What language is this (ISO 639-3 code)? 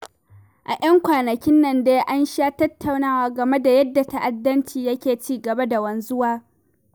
hau